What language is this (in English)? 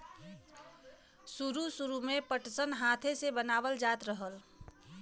Bhojpuri